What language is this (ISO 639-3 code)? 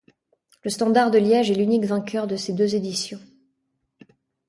fra